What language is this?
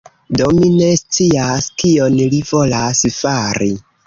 Esperanto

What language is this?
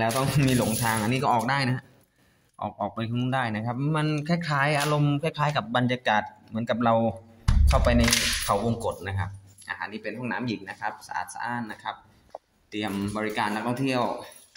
Thai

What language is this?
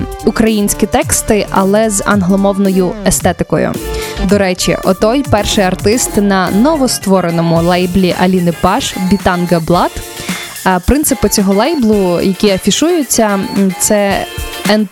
Ukrainian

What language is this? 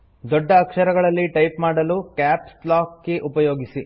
Kannada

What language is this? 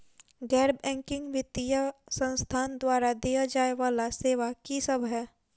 Maithili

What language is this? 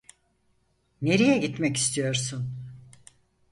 Turkish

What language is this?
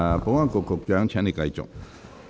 Cantonese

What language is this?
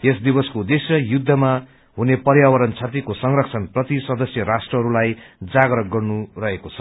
Nepali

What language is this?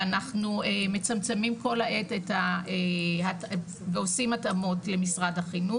Hebrew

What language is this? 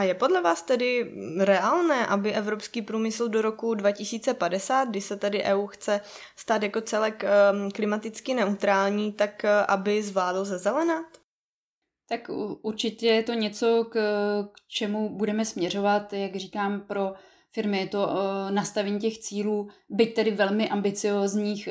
Czech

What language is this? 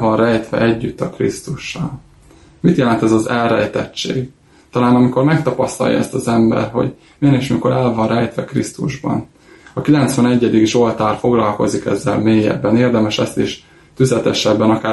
Hungarian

